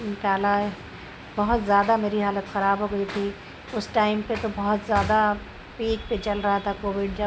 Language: Urdu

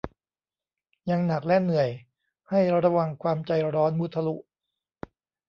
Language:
Thai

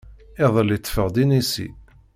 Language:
Kabyle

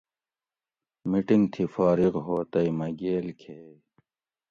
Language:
Gawri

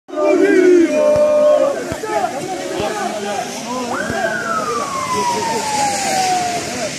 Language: Turkish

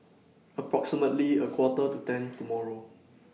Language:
English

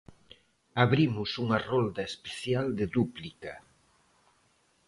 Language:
Galician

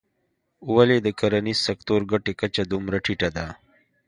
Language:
Pashto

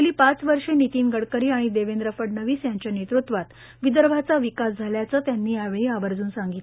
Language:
Marathi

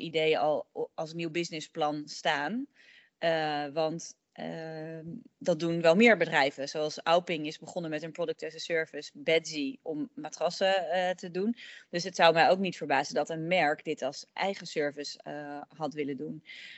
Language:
Dutch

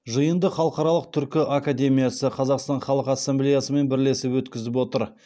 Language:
Kazakh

